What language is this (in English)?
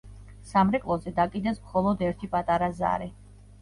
Georgian